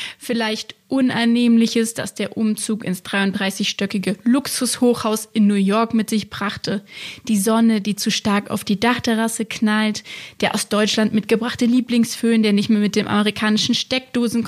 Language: German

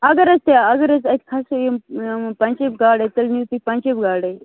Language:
Kashmiri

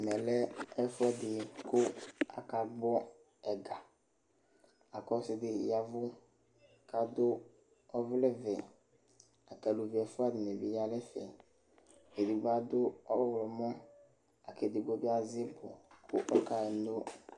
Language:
Ikposo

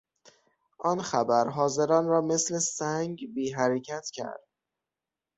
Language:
Persian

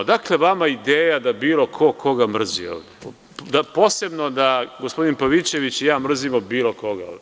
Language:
Serbian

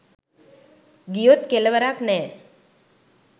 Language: Sinhala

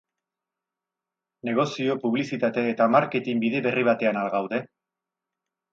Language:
Basque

